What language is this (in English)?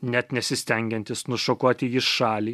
Lithuanian